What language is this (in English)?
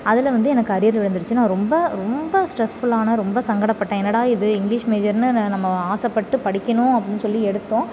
Tamil